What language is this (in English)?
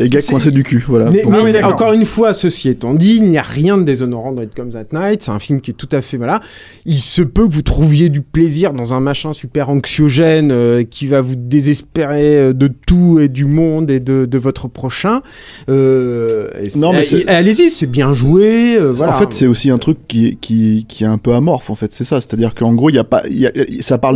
French